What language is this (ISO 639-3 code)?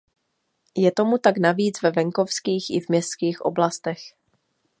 ces